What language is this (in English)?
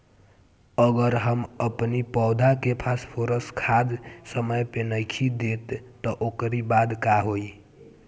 Bhojpuri